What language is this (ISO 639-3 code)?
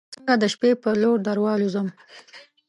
pus